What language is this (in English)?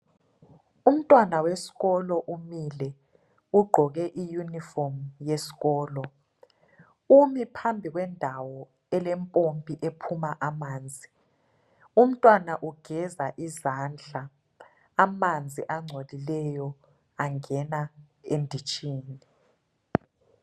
North Ndebele